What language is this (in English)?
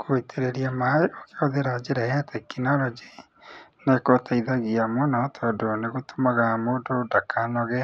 Kikuyu